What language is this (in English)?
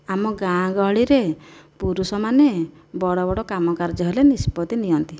Odia